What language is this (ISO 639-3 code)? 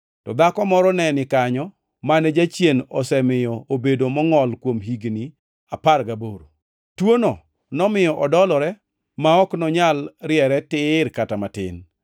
luo